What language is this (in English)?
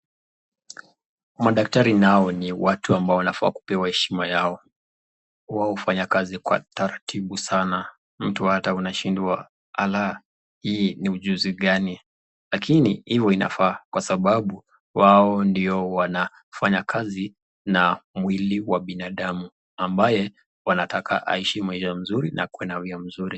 Swahili